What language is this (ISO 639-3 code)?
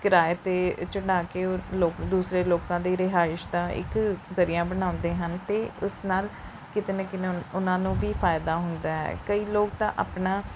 pan